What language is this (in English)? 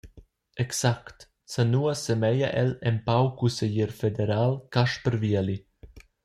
Romansh